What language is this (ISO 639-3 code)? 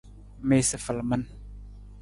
nmz